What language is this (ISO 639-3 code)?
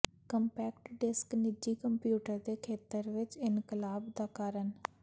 pan